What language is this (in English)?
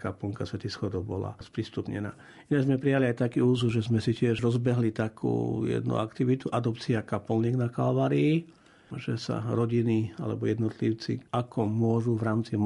Slovak